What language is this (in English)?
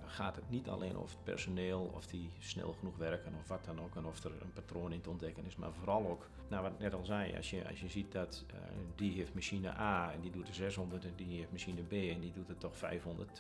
Dutch